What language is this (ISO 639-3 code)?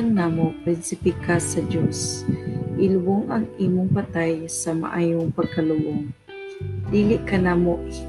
fil